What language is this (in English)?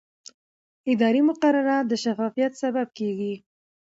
Pashto